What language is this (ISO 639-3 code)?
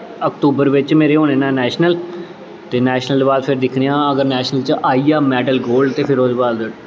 doi